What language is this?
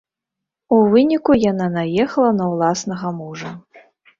Belarusian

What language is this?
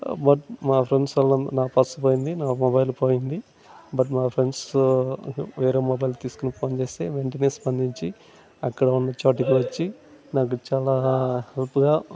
Telugu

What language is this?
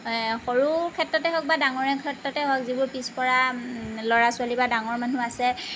Assamese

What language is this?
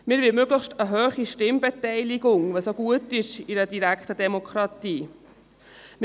Swiss German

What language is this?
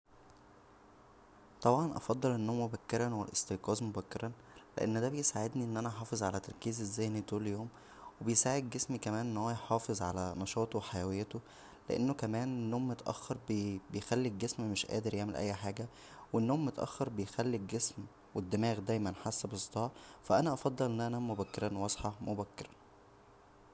Egyptian Arabic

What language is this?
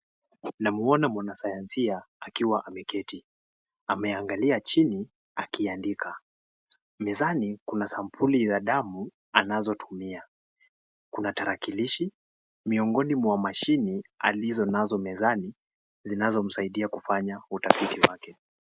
Swahili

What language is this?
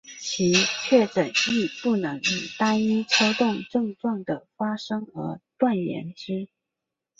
Chinese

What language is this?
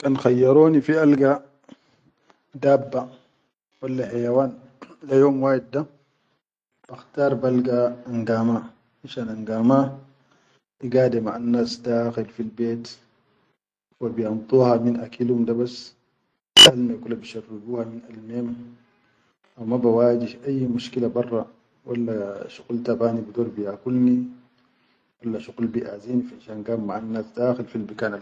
Chadian Arabic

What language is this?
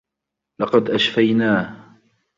Arabic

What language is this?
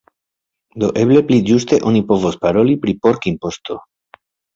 Esperanto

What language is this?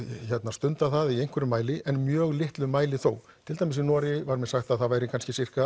Icelandic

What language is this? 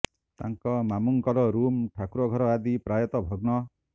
Odia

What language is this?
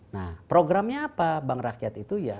Indonesian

